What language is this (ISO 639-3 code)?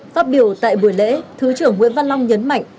vie